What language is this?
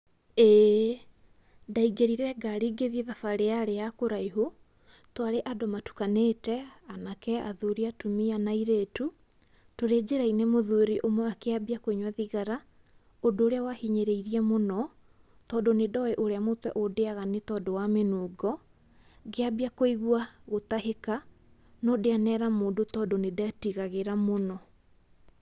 Kikuyu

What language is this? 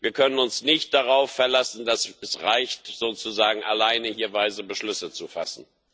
German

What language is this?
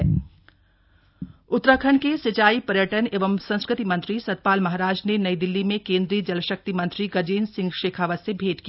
Hindi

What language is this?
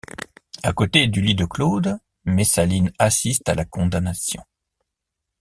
French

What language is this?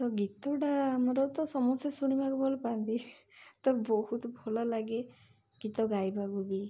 Odia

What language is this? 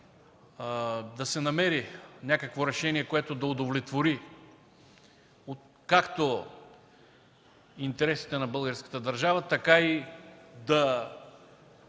Bulgarian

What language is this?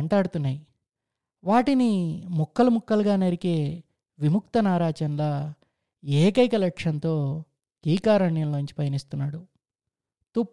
Telugu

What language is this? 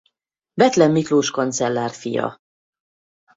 Hungarian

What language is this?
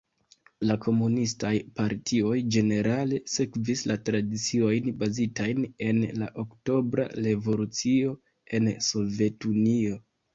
Esperanto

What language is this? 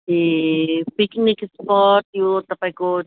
Nepali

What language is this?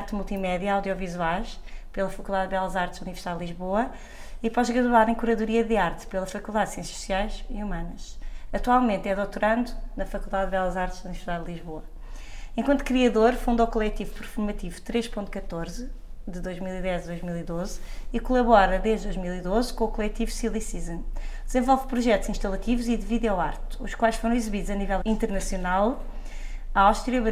Portuguese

